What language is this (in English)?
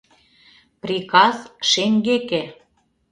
Mari